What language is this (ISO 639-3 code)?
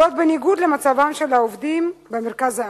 heb